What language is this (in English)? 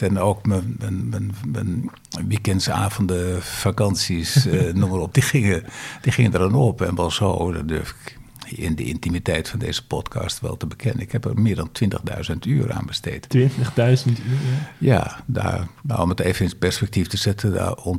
Dutch